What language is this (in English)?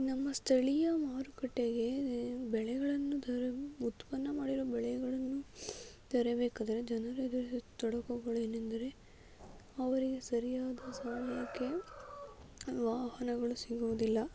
Kannada